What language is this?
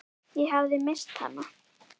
Icelandic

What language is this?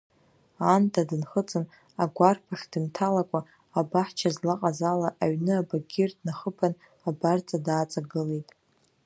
Abkhazian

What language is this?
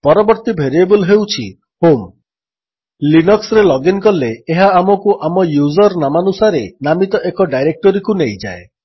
Odia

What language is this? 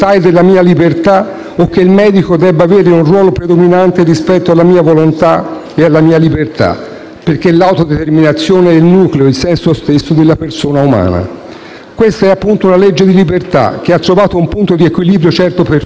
Italian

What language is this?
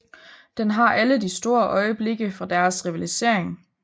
Danish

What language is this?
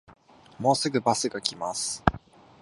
Japanese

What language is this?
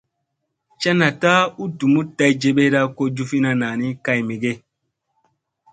Musey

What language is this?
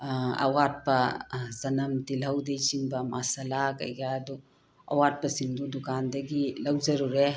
Manipuri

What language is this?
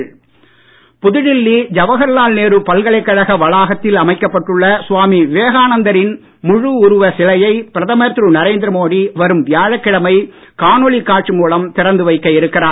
Tamil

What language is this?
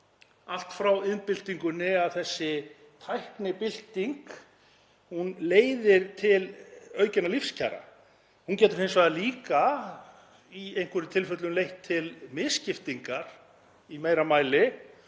Icelandic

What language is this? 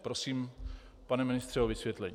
Czech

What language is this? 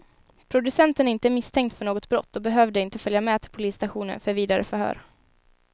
Swedish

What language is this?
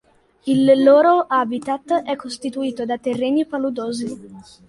Italian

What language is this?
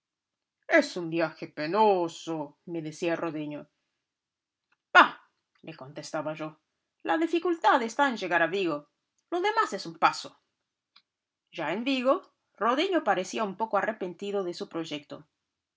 Spanish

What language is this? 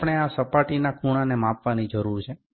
Gujarati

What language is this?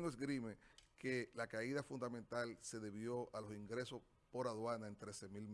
Spanish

